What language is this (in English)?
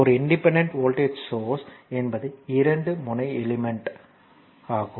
Tamil